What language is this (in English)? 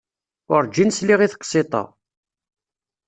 Kabyle